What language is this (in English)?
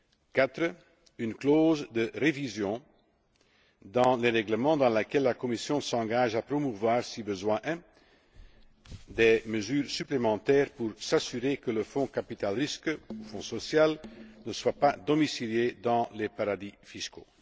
French